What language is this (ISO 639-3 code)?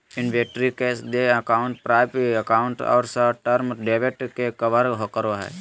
mag